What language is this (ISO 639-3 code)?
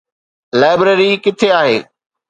snd